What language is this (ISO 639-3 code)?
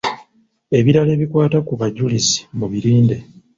lug